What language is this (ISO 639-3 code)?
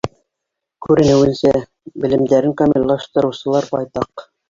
bak